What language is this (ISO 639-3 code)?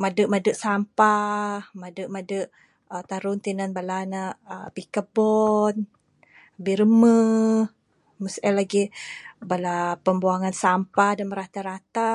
sdo